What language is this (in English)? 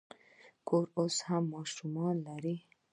Pashto